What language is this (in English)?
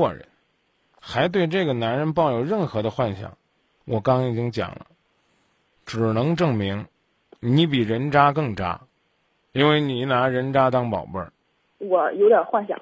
Chinese